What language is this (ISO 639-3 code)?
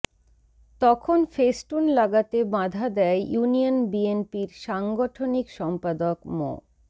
ben